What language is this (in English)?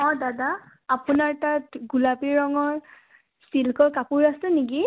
Assamese